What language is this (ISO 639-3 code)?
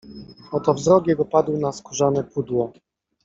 pol